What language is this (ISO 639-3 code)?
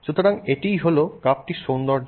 ben